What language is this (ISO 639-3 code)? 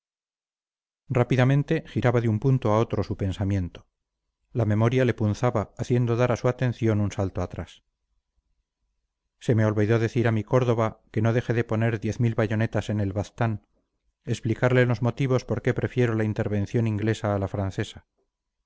spa